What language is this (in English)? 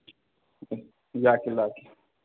Manipuri